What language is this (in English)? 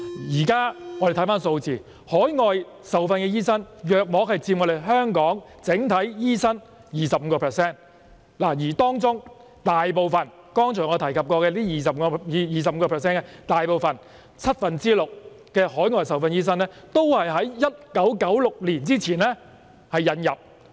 Cantonese